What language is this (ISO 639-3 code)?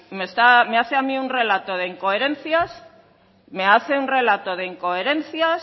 spa